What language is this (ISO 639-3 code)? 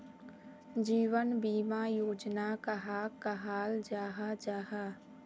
mag